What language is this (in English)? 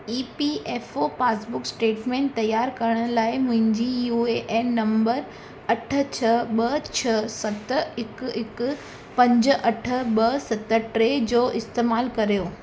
Sindhi